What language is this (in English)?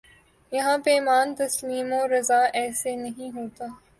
Urdu